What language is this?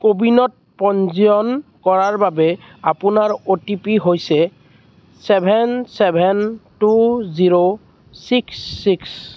Assamese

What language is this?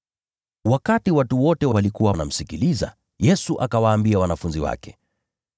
Swahili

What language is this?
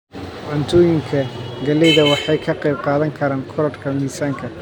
Somali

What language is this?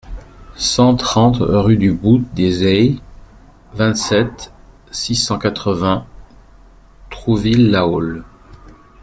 French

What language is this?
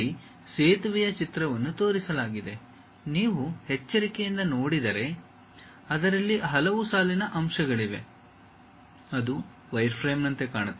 Kannada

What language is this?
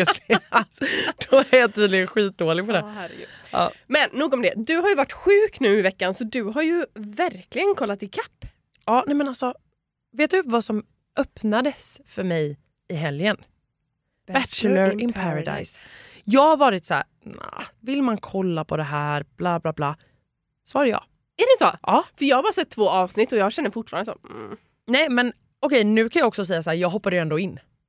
Swedish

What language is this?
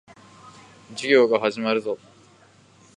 Japanese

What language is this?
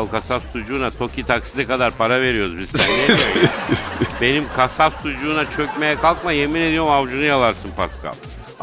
Turkish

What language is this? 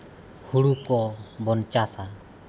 Santali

